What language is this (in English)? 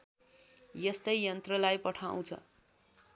Nepali